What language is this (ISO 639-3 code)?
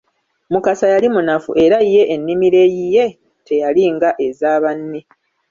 lug